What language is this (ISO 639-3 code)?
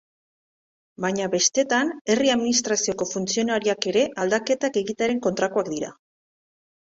eus